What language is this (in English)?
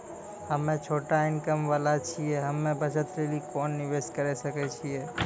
Maithili